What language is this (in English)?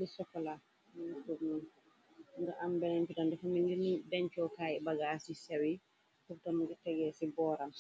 Wolof